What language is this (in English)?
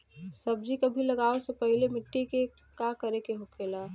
Bhojpuri